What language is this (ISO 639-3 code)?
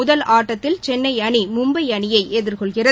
tam